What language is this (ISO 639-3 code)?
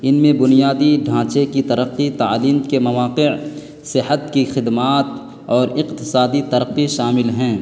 urd